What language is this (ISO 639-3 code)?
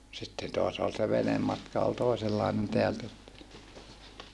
fin